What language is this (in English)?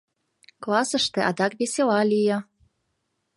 Mari